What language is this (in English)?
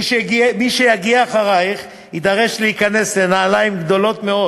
Hebrew